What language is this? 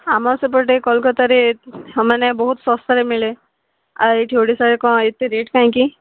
Odia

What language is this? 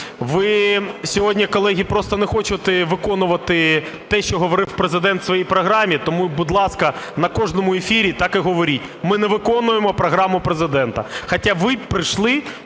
Ukrainian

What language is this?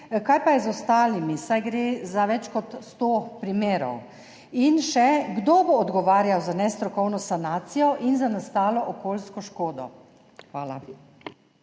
Slovenian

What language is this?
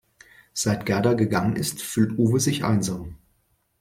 German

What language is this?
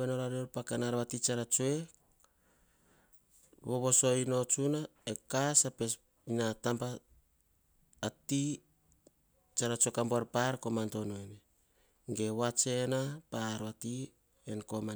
Hahon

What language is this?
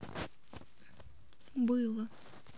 Russian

